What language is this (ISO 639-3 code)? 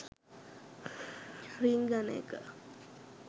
sin